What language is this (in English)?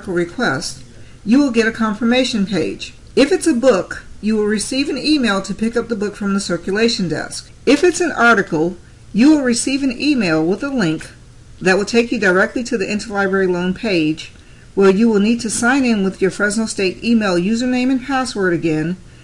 English